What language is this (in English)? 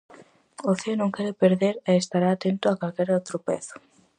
Galician